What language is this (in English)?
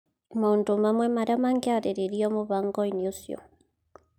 Kikuyu